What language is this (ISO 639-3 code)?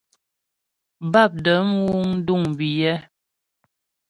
bbj